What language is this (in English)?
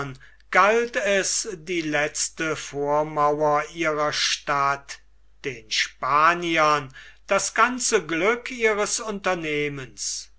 German